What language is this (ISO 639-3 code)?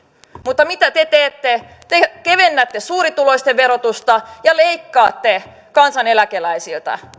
fin